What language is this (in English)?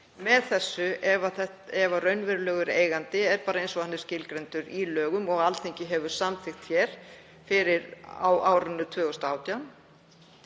Icelandic